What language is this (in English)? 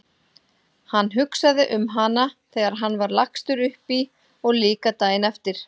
Icelandic